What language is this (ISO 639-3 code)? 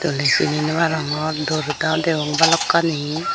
ccp